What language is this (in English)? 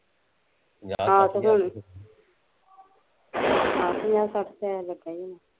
Punjabi